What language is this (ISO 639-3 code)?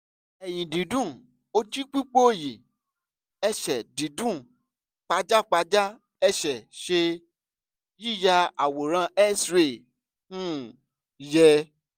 yor